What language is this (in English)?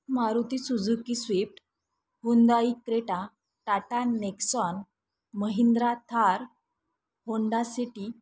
Marathi